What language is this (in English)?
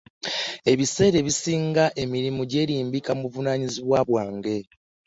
Ganda